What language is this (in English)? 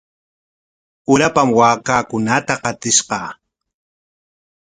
Corongo Ancash Quechua